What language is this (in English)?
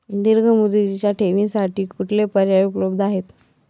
Marathi